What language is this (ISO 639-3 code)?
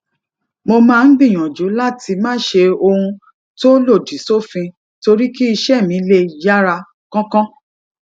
yor